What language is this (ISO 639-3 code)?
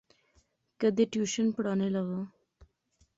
phr